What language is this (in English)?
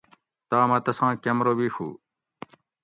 Gawri